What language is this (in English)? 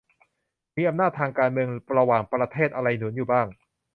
Thai